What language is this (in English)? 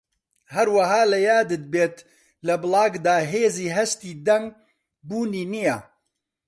Central Kurdish